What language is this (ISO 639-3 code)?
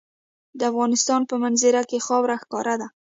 pus